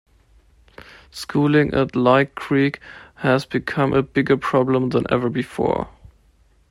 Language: English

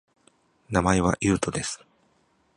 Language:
Japanese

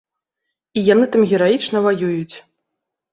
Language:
Belarusian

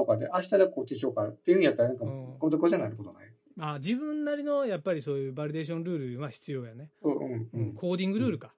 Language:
Japanese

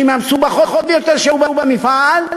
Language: Hebrew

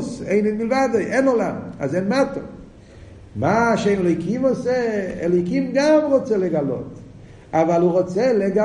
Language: Hebrew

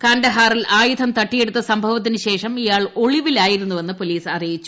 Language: Malayalam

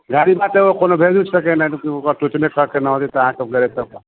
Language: Maithili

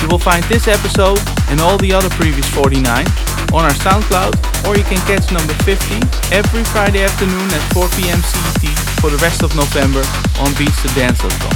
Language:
English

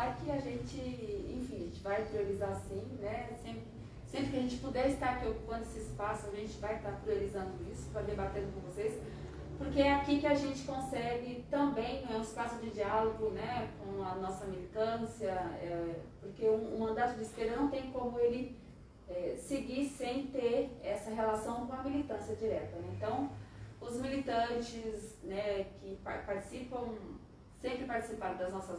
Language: Portuguese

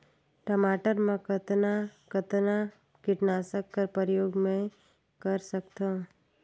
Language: Chhattisgarhi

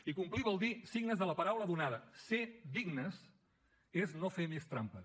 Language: Catalan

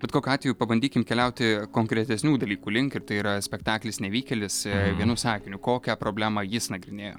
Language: Lithuanian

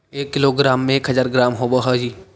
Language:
Magahi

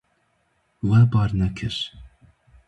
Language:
Kurdish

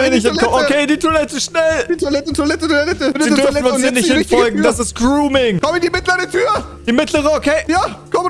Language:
German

